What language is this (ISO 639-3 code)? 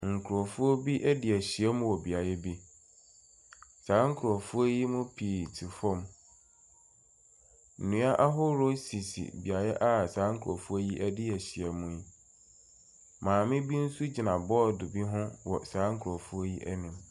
aka